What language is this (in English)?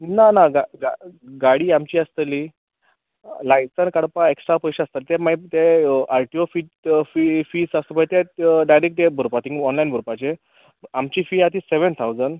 Konkani